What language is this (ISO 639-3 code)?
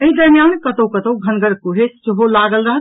mai